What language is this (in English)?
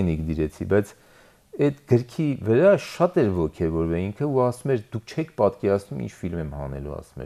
Turkish